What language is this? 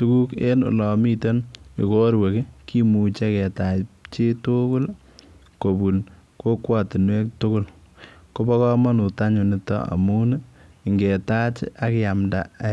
Kalenjin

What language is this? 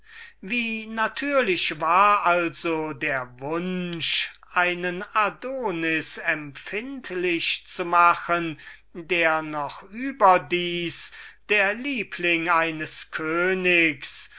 German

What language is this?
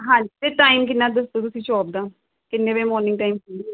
Punjabi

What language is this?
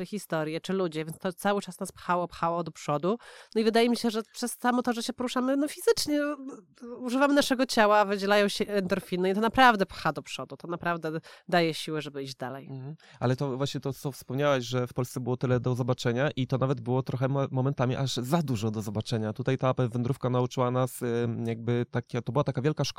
Polish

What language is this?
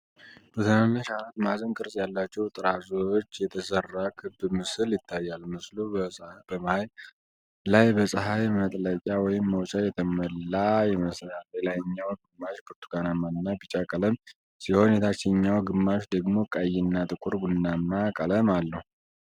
Amharic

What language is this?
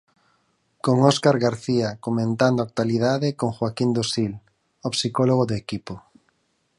Galician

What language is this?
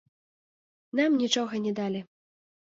Belarusian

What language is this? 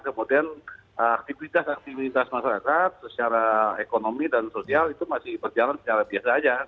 Indonesian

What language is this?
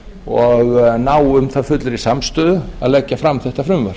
Icelandic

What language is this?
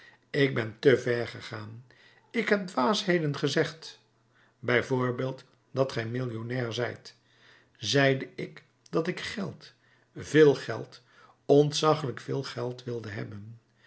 Dutch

